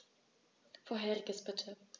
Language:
German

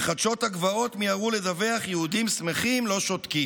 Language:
Hebrew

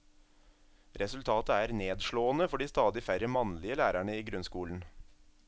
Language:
Norwegian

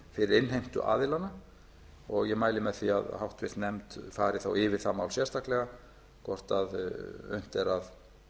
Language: Icelandic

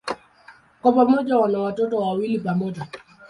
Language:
Swahili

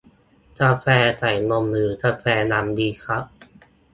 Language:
Thai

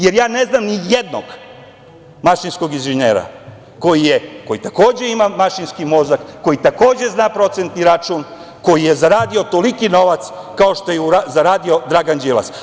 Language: Serbian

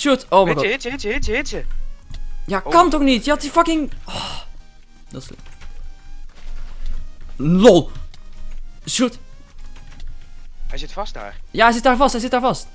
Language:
Dutch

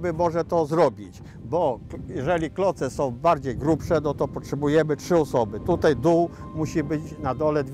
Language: Polish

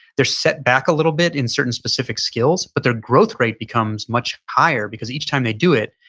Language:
English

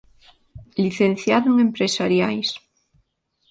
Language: Galician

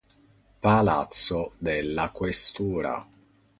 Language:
Italian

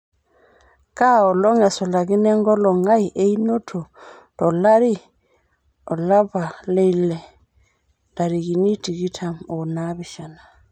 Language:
Masai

